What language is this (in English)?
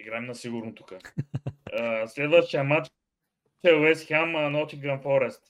Bulgarian